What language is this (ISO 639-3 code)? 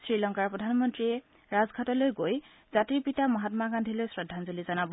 asm